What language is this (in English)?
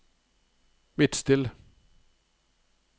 Norwegian